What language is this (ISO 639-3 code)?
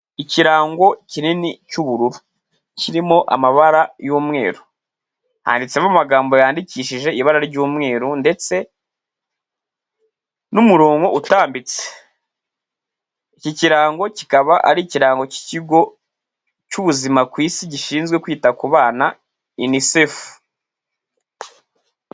kin